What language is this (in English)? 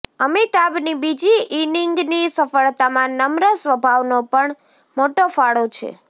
Gujarati